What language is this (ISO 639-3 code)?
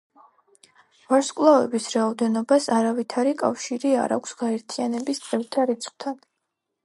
kat